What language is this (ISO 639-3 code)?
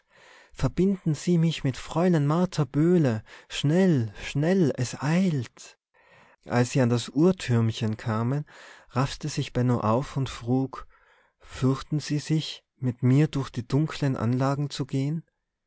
deu